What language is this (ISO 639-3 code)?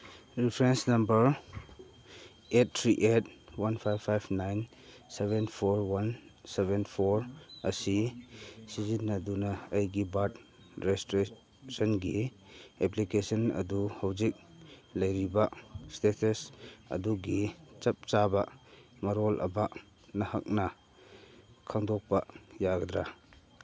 mni